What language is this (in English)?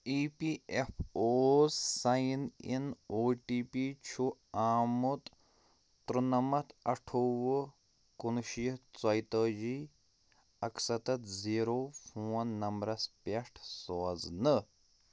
Kashmiri